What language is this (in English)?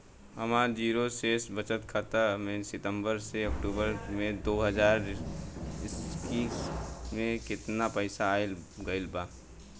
Bhojpuri